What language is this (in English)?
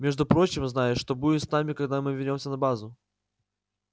Russian